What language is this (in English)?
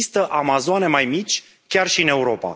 Romanian